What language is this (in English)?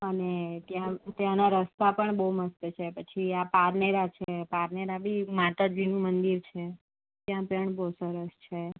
Gujarati